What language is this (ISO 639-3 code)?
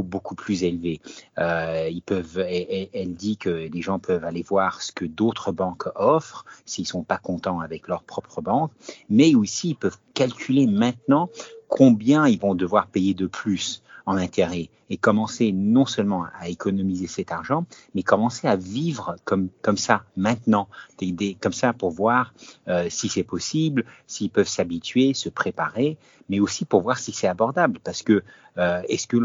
fra